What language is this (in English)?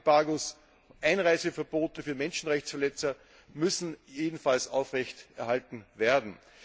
German